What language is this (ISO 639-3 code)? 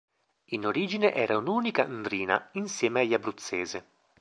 ita